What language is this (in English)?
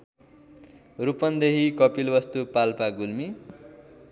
Nepali